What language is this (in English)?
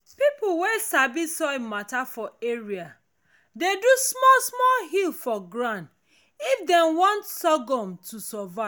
Nigerian Pidgin